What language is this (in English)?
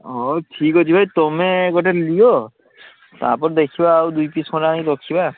Odia